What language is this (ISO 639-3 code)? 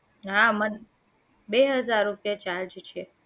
guj